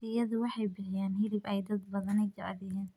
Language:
Somali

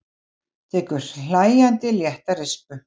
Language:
Icelandic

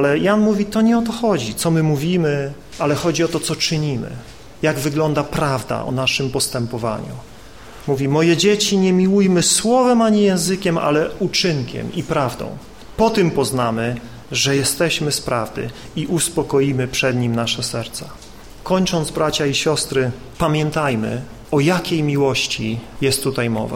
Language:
Polish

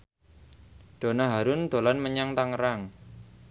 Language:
Javanese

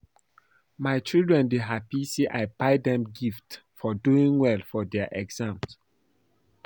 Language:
Nigerian Pidgin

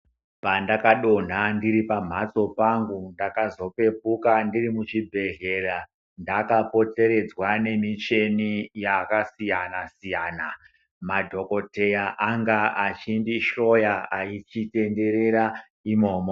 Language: Ndau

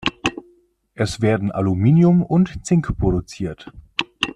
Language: German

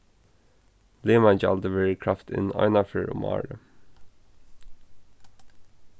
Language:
Faroese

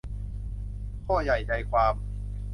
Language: Thai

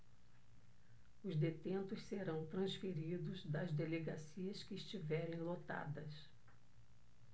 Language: Portuguese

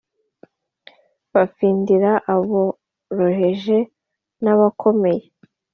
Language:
Kinyarwanda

